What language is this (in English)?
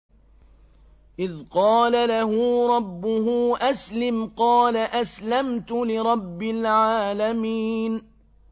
Arabic